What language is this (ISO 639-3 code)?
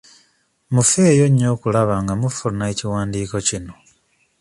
lug